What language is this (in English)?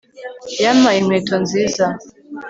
Kinyarwanda